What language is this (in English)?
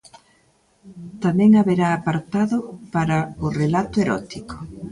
Galician